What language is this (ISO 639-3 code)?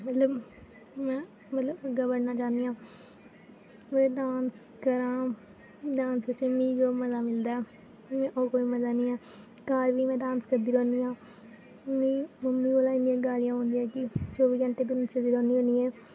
doi